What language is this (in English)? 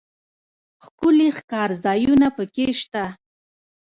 Pashto